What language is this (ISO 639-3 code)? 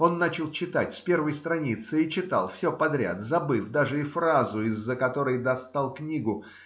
rus